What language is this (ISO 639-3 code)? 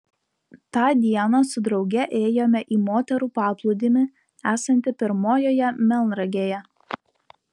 lit